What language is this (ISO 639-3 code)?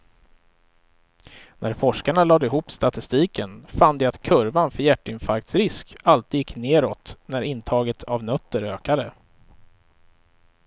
swe